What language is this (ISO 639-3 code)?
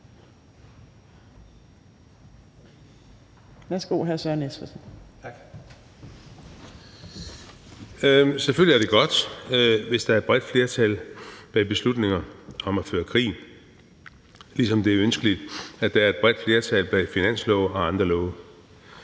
dan